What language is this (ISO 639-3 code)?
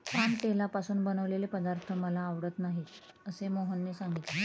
mar